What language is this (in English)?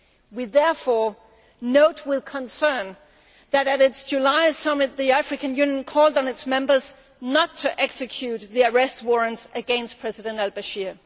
English